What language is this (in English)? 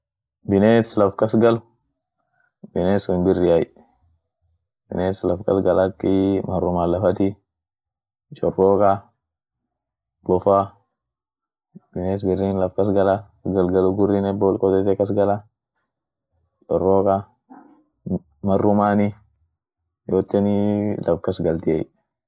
Orma